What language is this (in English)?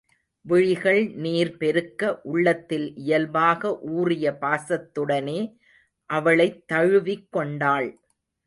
Tamil